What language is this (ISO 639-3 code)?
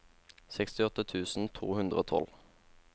nor